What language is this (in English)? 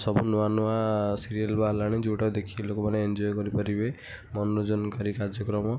Odia